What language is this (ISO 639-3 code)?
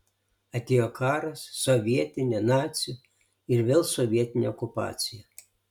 lit